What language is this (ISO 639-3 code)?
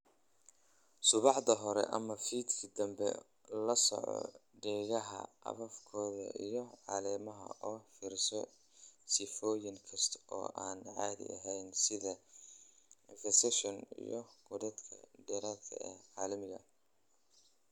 som